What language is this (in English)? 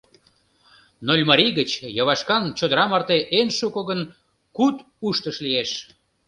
Mari